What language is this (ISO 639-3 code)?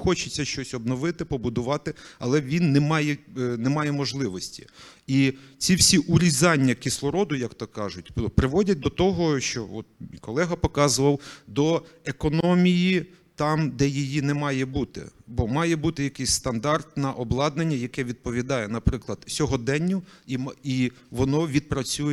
ukr